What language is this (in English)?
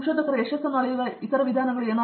Kannada